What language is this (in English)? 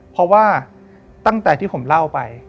Thai